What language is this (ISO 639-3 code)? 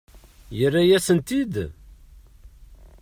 kab